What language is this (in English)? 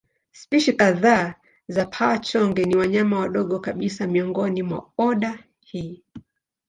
Swahili